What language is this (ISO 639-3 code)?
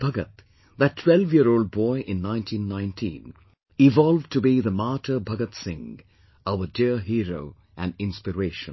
eng